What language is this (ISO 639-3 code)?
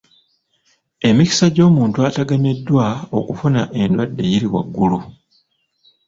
lug